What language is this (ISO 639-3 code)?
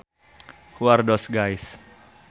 sun